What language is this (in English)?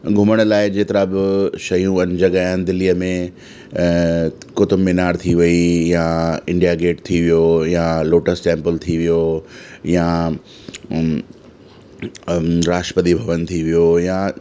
Sindhi